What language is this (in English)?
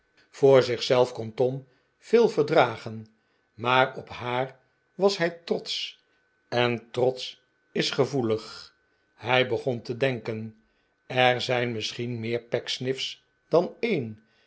Dutch